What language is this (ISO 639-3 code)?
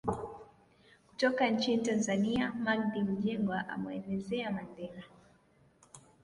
swa